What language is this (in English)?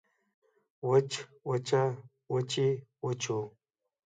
Pashto